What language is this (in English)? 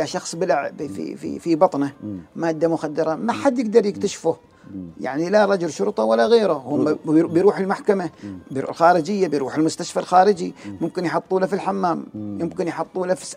Arabic